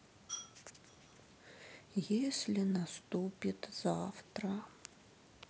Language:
Russian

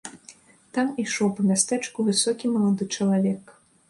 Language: Belarusian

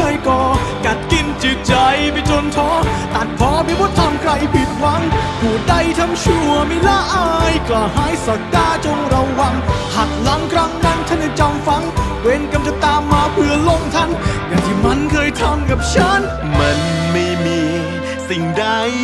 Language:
Thai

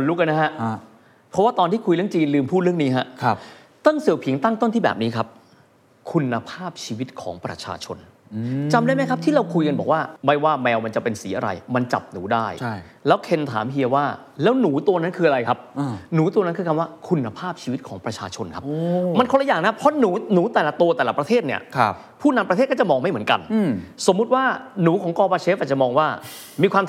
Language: Thai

